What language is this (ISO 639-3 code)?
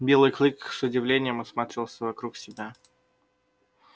rus